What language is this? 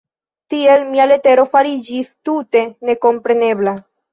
Esperanto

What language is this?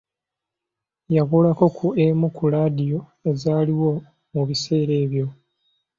Ganda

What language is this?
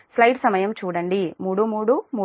Telugu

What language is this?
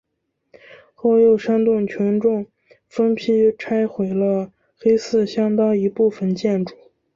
Chinese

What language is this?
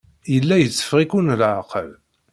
Kabyle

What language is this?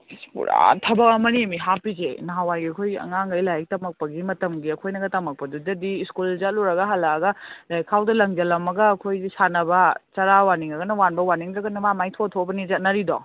Manipuri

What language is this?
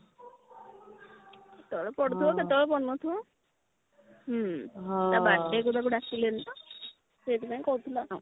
Odia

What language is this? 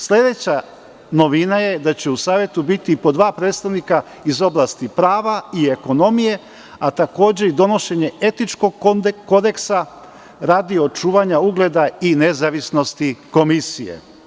Serbian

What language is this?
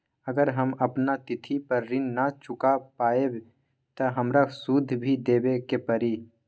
Magahi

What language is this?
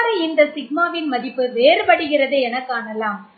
Tamil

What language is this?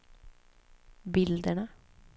Swedish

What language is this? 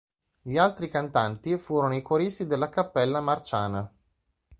Italian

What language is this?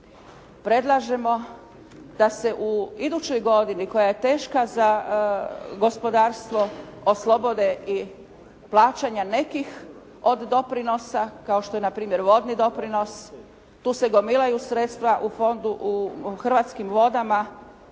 Croatian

